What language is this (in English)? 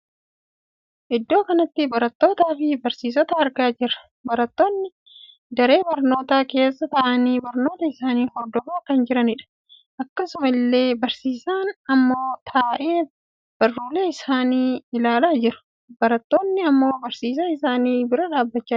Oromo